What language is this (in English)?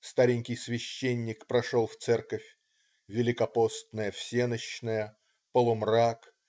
Russian